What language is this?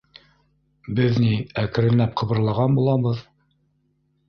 Bashkir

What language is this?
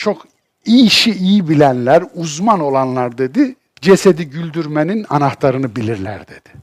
Turkish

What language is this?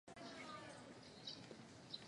Chinese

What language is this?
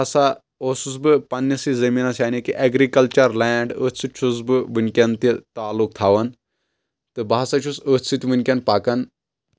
Kashmiri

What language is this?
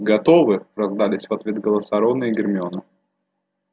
Russian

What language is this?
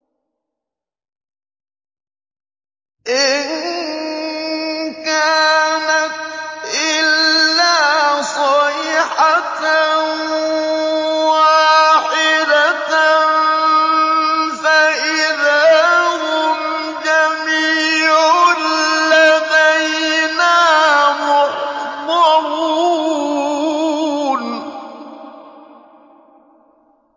Arabic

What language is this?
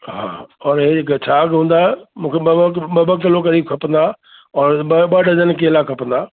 Sindhi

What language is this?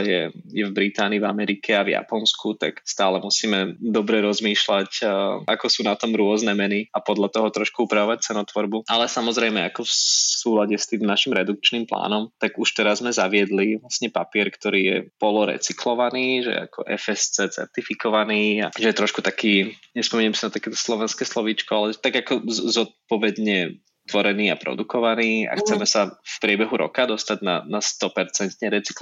Slovak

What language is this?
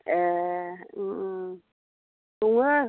Bodo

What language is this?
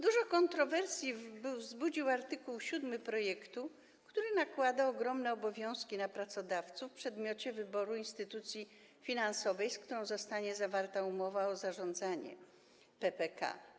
Polish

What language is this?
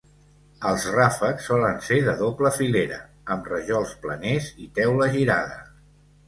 Catalan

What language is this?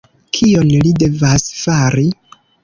Esperanto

